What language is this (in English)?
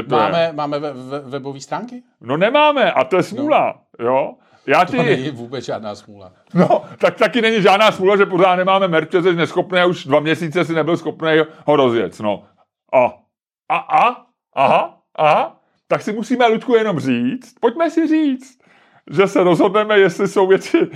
Czech